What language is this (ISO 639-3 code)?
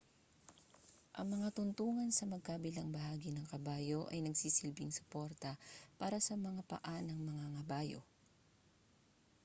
fil